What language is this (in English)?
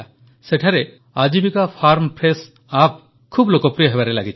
Odia